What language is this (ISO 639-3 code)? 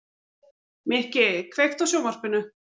isl